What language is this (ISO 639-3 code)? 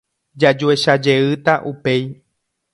grn